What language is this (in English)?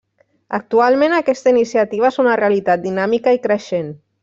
Catalan